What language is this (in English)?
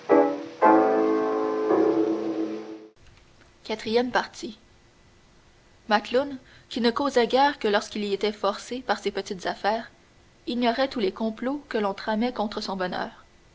French